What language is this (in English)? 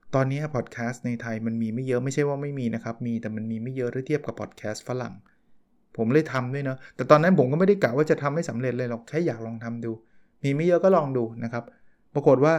Thai